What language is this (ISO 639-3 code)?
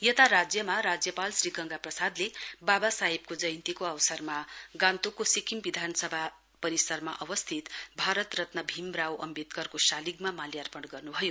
nep